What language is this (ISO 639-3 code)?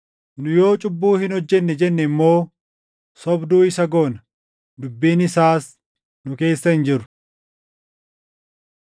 orm